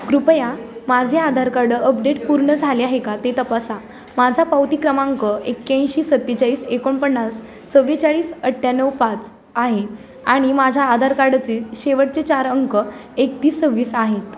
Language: Marathi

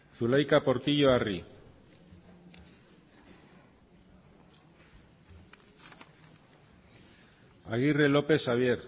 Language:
Basque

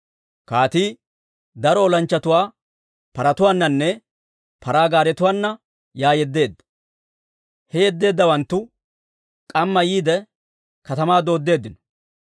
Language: Dawro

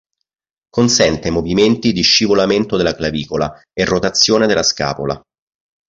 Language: Italian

